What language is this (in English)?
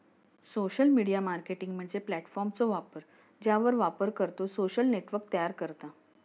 Marathi